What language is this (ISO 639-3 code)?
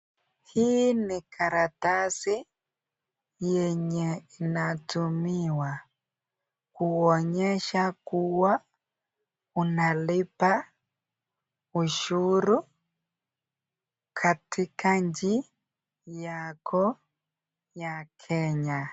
swa